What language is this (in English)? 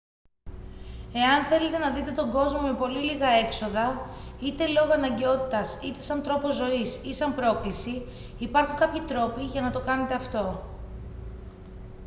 Greek